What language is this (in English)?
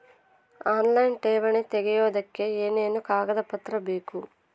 Kannada